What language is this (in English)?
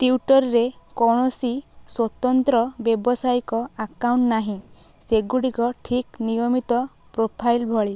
Odia